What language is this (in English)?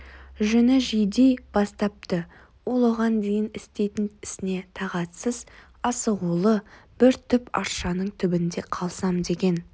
Kazakh